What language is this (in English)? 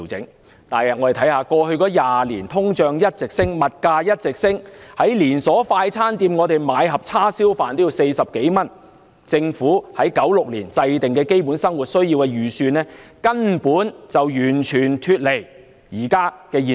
Cantonese